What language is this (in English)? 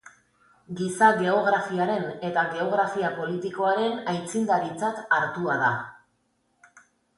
Basque